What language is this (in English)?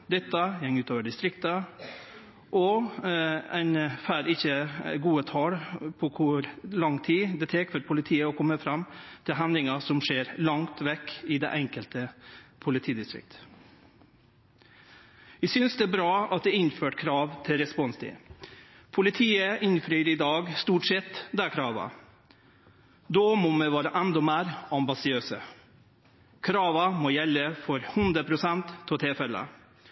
Norwegian Nynorsk